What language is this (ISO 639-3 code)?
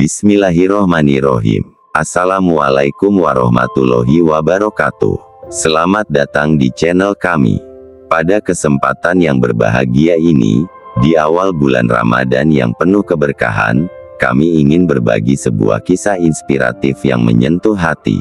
ind